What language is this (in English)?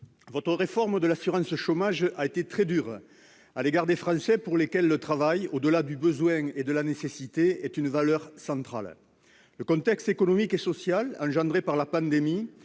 French